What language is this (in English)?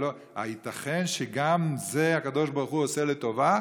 Hebrew